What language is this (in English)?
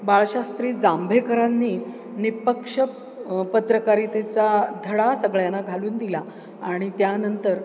Marathi